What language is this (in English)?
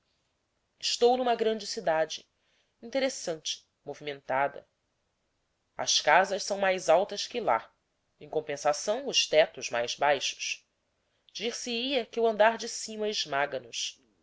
Portuguese